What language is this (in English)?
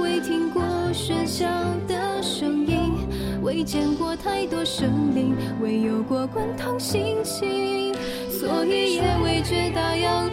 Chinese